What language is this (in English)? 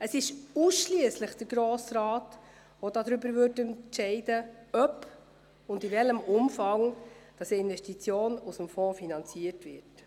Swiss German